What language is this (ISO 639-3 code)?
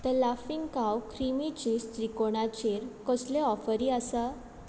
kok